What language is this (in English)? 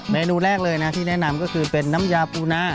Thai